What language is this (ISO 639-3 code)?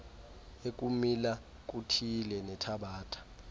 xho